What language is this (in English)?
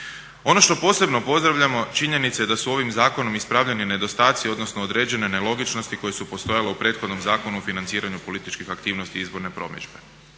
Croatian